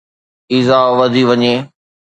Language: Sindhi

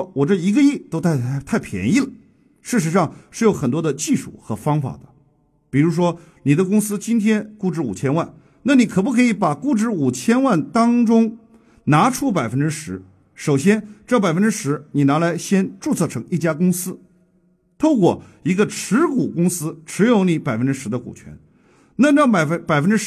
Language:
Chinese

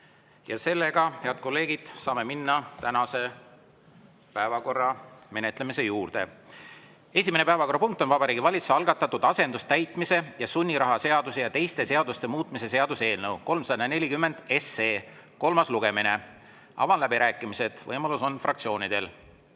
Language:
Estonian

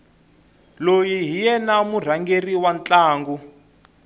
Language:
Tsonga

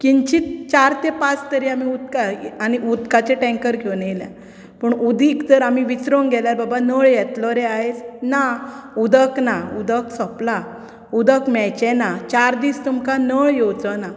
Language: Konkani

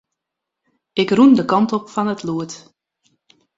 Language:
Western Frisian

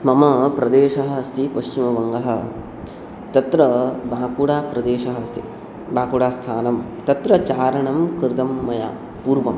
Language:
Sanskrit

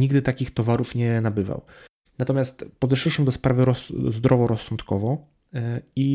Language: Polish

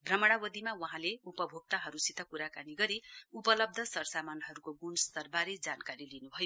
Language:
Nepali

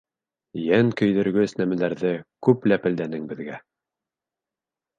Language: Bashkir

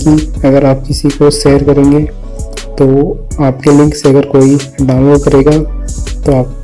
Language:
Hindi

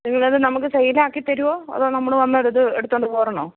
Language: Malayalam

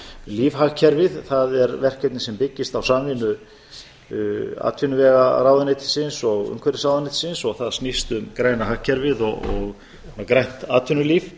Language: Icelandic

